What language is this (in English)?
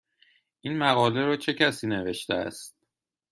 Persian